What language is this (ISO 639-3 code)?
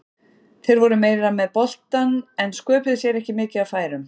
isl